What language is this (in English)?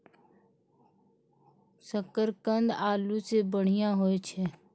Maithili